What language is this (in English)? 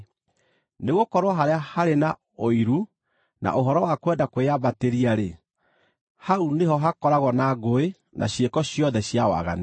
Kikuyu